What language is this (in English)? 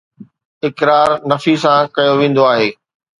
Sindhi